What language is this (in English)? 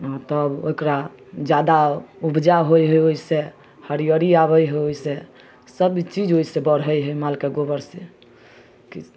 Maithili